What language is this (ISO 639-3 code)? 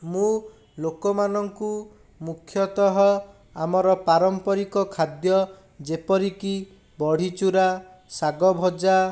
ori